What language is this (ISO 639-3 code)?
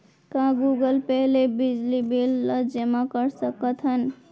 hne